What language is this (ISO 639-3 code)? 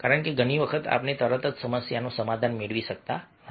guj